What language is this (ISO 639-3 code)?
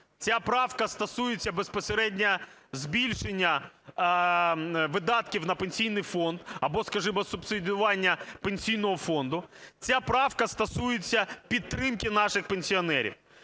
ukr